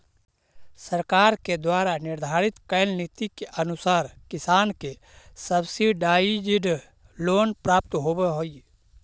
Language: Magahi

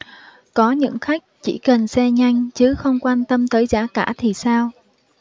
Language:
Vietnamese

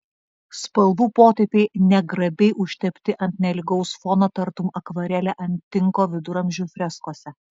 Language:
Lithuanian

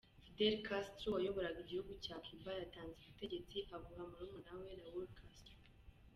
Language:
Kinyarwanda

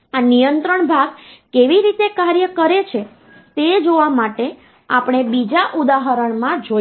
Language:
Gujarati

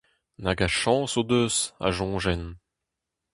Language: Breton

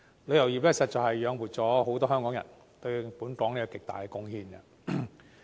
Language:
Cantonese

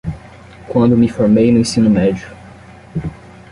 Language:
Portuguese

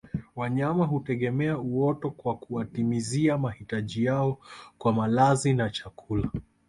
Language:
Swahili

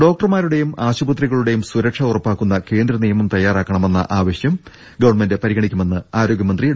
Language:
Malayalam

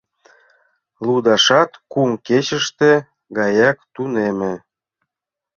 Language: Mari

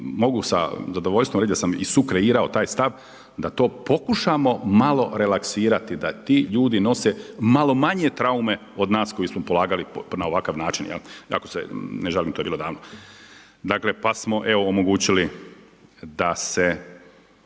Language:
Croatian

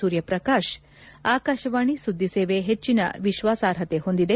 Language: Kannada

